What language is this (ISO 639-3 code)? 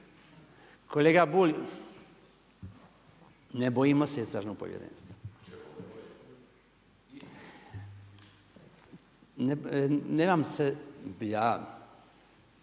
hrv